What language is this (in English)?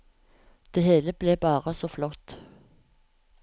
Norwegian